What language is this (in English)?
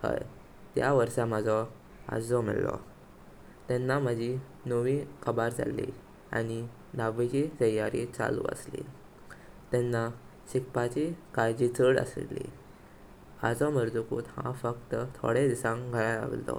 Konkani